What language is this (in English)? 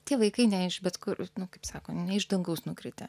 Lithuanian